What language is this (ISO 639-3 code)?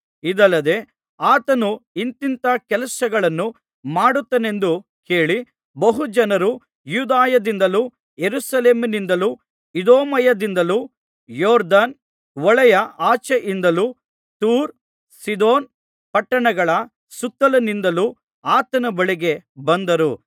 kan